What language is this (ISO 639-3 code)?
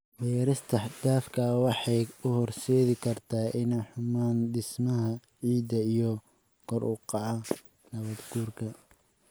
som